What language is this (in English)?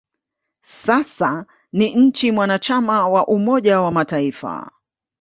Swahili